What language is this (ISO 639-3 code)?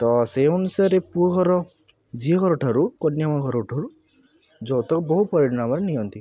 ori